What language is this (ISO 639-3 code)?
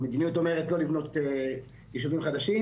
heb